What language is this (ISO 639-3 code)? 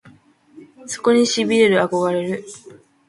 jpn